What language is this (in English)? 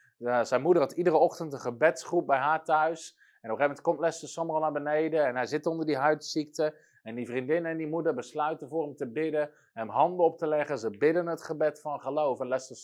Dutch